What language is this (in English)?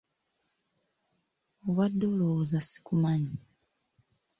Ganda